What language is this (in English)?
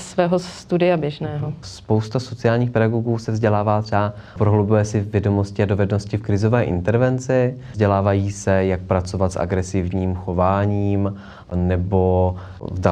Czech